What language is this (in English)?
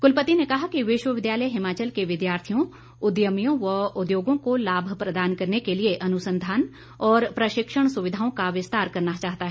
Hindi